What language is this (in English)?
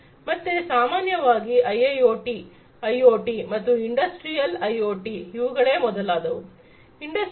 Kannada